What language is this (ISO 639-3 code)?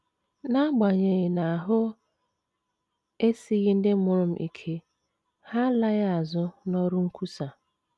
ibo